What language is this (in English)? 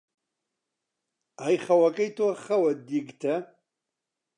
Central Kurdish